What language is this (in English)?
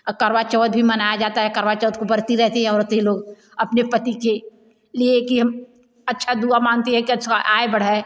Hindi